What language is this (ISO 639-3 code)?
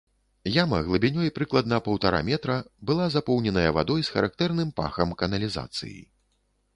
bel